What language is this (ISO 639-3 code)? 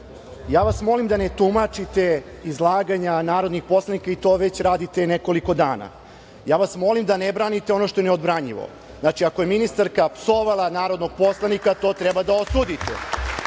srp